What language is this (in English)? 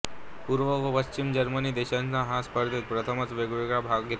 Marathi